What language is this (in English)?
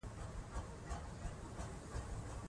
Pashto